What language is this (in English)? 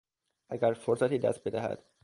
Persian